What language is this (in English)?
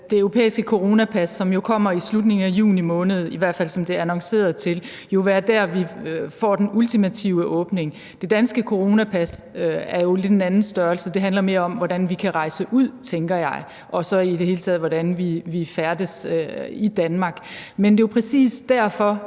Danish